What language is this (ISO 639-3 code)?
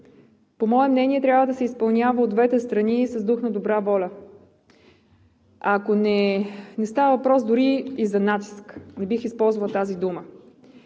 bul